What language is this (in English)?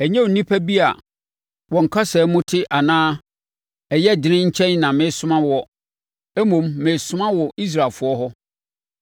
Akan